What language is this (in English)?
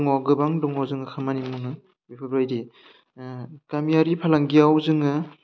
Bodo